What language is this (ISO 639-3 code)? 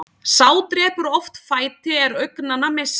isl